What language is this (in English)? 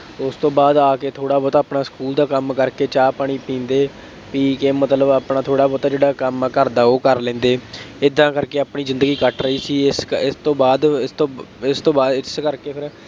Punjabi